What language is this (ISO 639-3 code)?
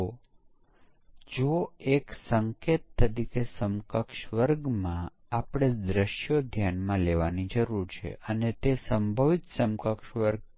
guj